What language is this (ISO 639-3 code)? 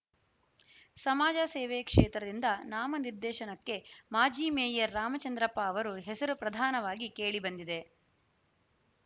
kan